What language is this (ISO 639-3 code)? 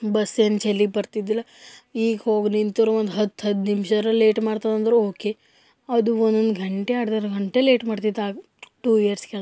kan